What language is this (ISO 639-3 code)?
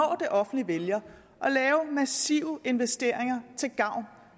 dan